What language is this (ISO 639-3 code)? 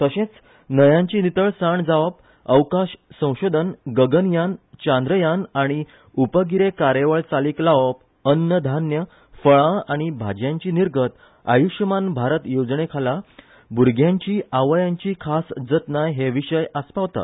kok